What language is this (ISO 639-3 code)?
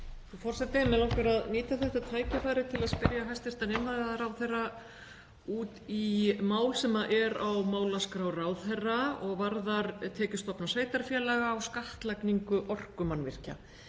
isl